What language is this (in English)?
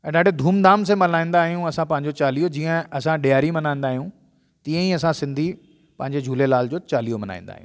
Sindhi